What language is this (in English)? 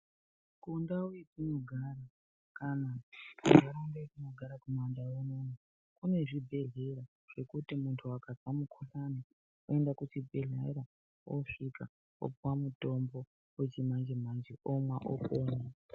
Ndau